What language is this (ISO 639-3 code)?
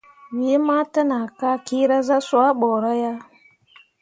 mua